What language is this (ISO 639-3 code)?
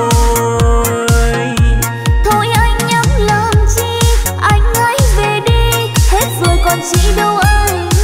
vie